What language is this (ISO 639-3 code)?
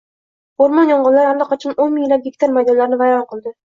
uzb